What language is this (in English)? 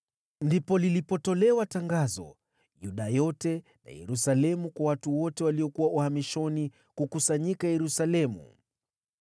Swahili